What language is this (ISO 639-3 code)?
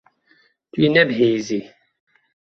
kur